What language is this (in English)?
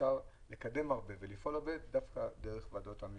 Hebrew